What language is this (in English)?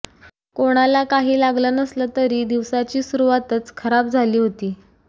Marathi